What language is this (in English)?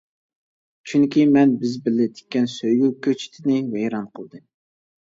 Uyghur